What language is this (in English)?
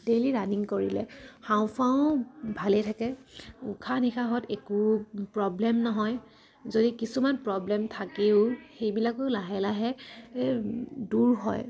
Assamese